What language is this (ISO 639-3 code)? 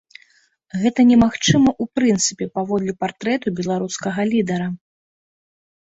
bel